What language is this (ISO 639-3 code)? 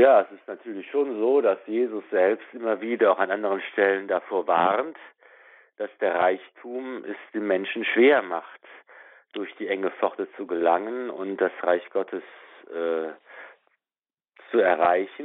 deu